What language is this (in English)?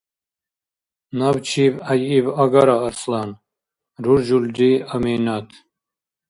Dargwa